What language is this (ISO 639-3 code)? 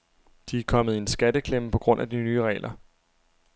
dan